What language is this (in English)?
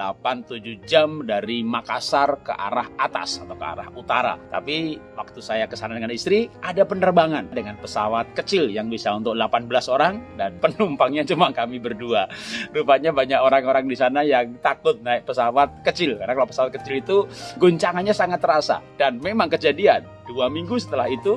Indonesian